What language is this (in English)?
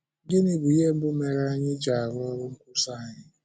Igbo